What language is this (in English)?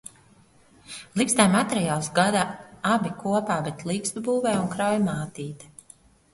Latvian